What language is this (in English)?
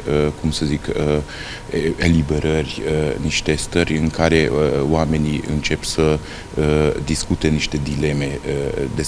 Romanian